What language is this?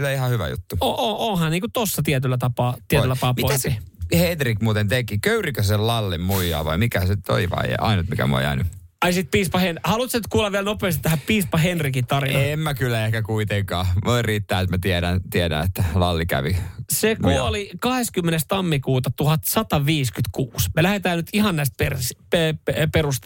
Finnish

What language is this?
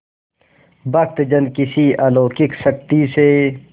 Hindi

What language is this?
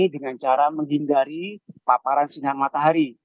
Indonesian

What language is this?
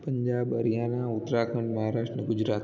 Sindhi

